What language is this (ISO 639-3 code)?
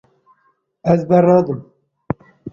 kur